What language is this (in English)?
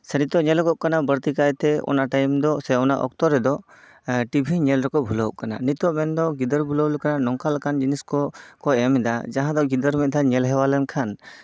Santali